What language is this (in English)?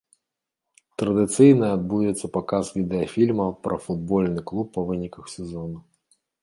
Belarusian